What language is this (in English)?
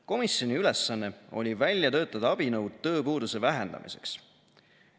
Estonian